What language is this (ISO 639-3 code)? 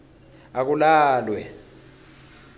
ssw